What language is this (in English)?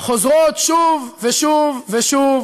Hebrew